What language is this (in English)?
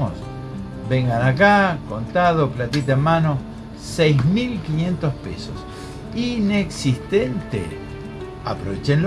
Spanish